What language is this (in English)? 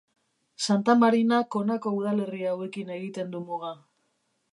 Basque